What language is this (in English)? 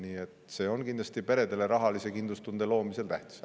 Estonian